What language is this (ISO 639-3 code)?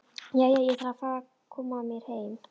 isl